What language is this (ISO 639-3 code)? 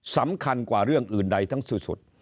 tha